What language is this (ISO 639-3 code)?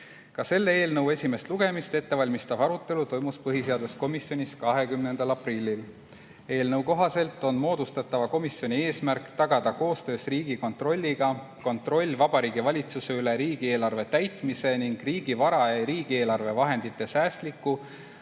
est